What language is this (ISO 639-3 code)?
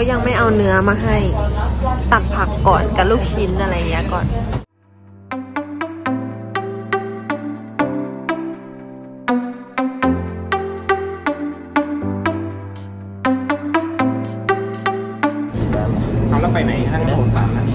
tha